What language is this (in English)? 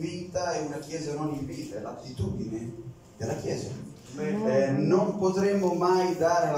Italian